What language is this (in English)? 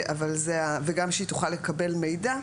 Hebrew